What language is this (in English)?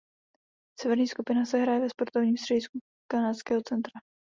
Czech